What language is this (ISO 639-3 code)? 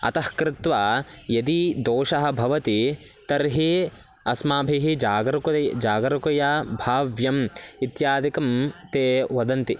san